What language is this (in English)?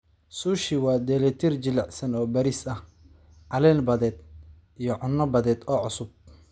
Somali